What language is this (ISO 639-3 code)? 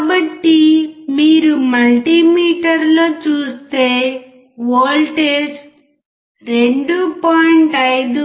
tel